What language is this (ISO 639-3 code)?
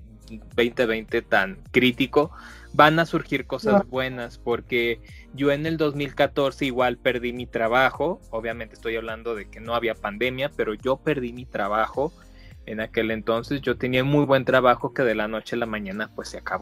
spa